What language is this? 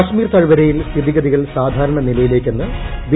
Malayalam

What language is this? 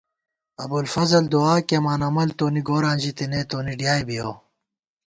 Gawar-Bati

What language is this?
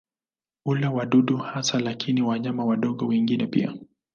Swahili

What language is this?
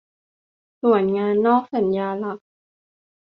Thai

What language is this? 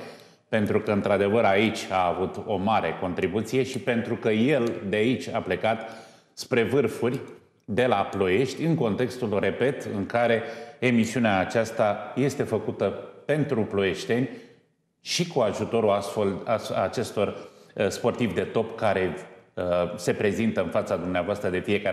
Romanian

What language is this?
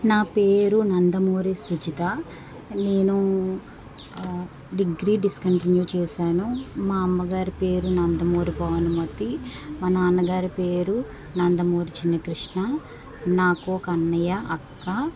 Telugu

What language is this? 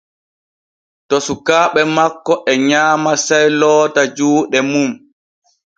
Borgu Fulfulde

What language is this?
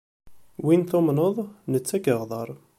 Kabyle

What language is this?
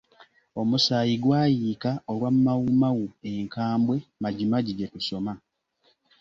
Ganda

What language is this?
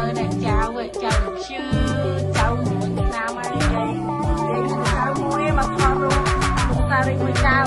Thai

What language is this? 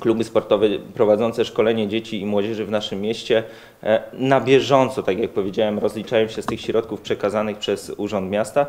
Polish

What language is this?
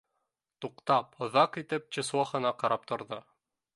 Bashkir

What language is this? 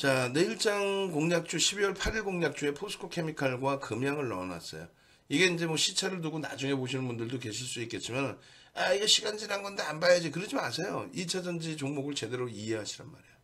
Korean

